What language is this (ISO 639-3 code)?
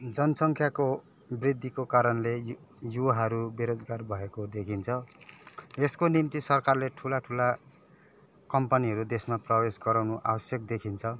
nep